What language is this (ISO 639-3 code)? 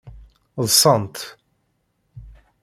kab